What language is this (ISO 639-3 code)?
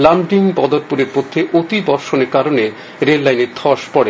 ben